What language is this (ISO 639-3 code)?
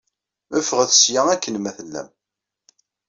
kab